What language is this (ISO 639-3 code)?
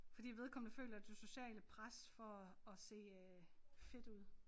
dan